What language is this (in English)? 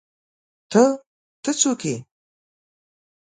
Pashto